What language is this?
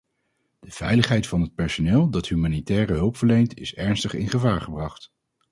Dutch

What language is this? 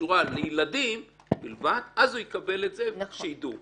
Hebrew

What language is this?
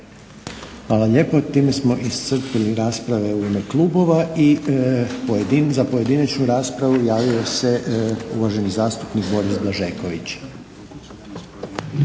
Croatian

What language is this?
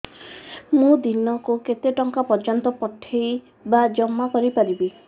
Odia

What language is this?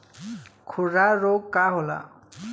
Bhojpuri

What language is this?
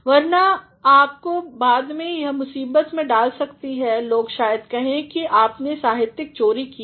Hindi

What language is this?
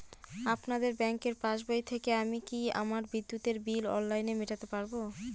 Bangla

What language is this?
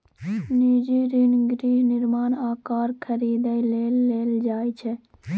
Maithili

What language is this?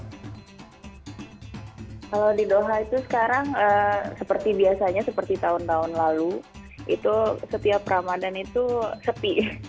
Indonesian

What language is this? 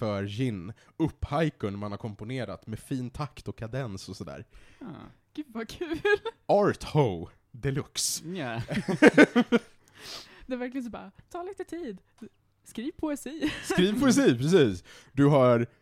Swedish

